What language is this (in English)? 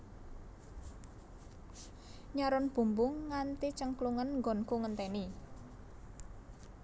Javanese